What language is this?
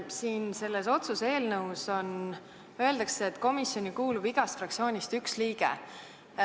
Estonian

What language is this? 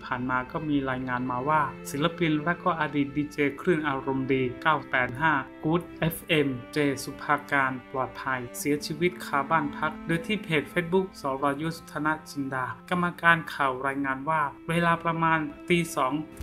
Thai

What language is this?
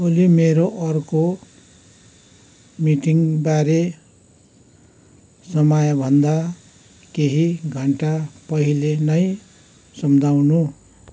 Nepali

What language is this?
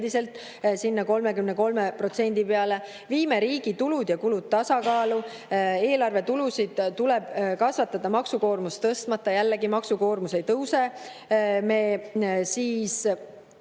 Estonian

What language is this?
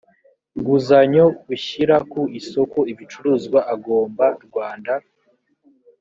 Kinyarwanda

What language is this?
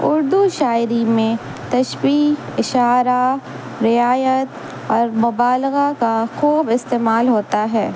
Urdu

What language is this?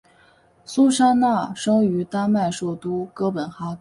Chinese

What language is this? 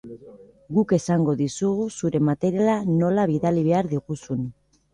Basque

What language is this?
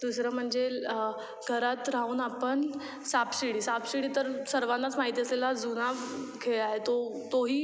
Marathi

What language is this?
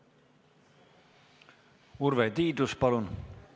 Estonian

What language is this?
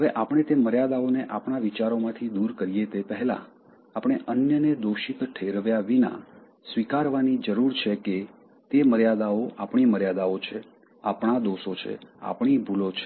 Gujarati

